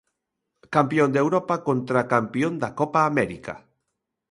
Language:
Galician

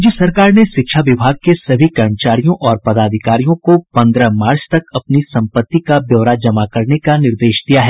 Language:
Hindi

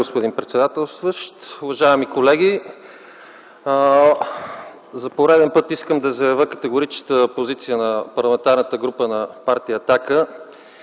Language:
Bulgarian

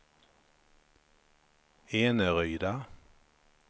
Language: Swedish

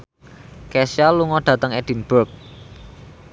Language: Javanese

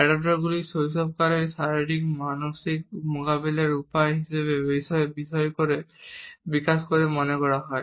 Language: Bangla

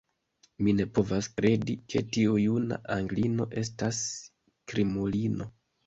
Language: Esperanto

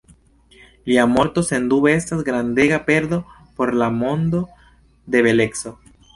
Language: Esperanto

